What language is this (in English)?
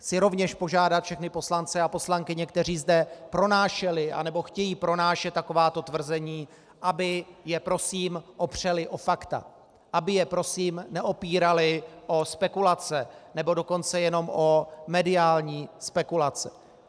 Czech